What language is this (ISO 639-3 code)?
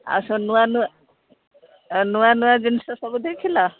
ori